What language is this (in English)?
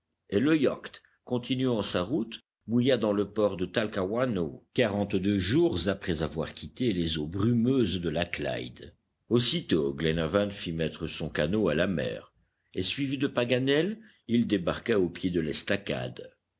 French